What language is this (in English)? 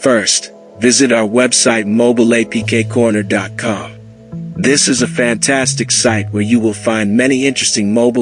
English